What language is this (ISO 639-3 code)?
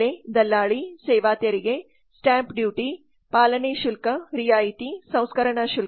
kan